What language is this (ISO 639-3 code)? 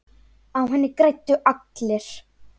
isl